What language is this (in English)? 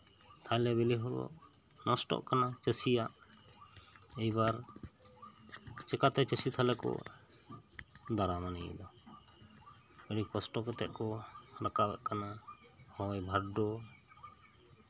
Santali